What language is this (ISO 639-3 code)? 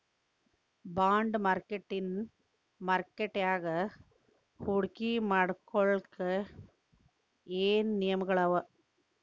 kan